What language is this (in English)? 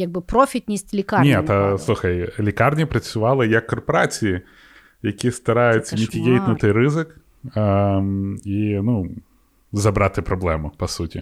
Ukrainian